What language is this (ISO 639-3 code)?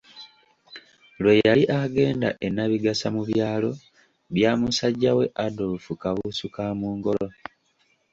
lug